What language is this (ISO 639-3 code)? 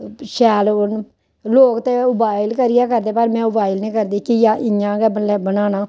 doi